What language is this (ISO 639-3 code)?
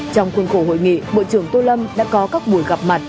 vie